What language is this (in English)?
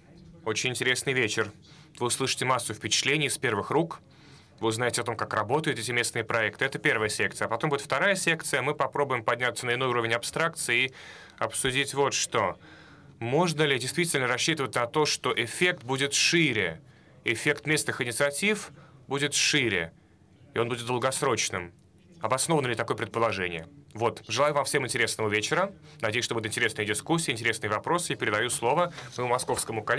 Russian